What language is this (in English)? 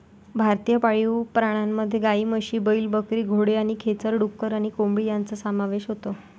Marathi